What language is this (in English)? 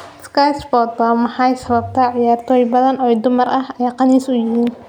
Somali